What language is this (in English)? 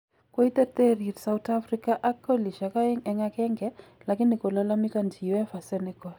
Kalenjin